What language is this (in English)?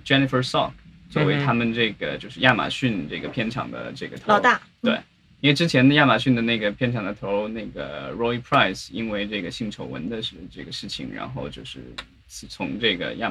Chinese